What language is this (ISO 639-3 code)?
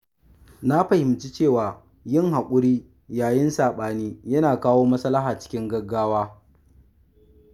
hau